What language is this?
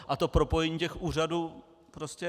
Czech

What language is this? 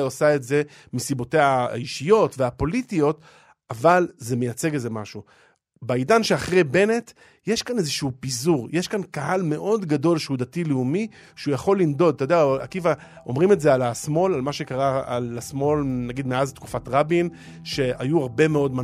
Hebrew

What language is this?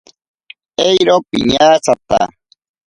Ashéninka Perené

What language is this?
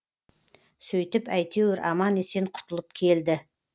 Kazakh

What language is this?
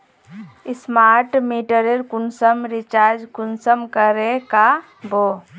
Magahi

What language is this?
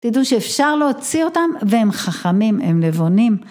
Hebrew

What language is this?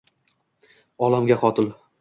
Uzbek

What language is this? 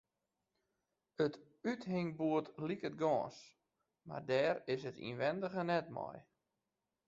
Western Frisian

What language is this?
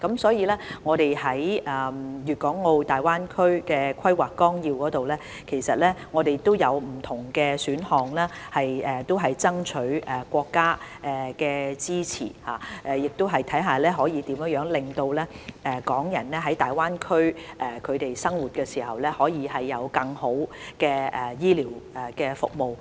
Cantonese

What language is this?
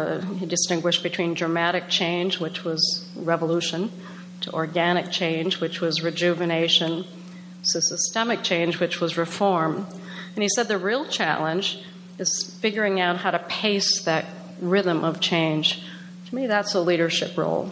English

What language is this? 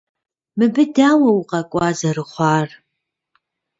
Kabardian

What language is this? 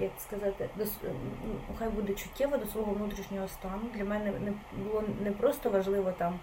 Ukrainian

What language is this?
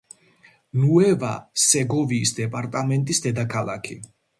Georgian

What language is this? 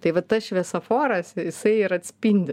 Lithuanian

